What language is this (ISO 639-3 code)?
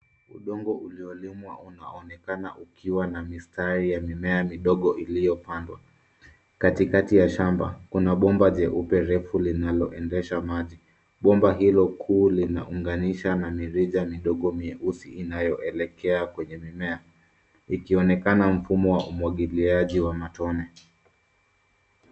swa